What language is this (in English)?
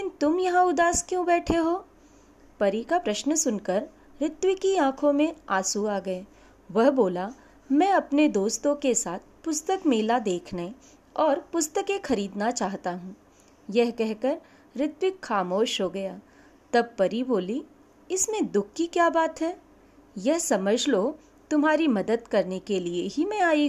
Hindi